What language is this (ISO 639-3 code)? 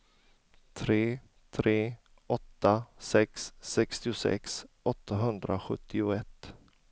swe